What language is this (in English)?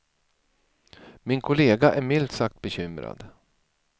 Swedish